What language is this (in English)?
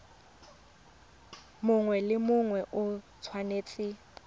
Tswana